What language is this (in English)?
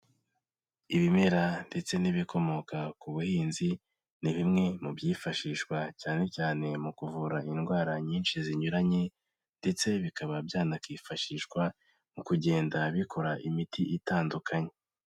Kinyarwanda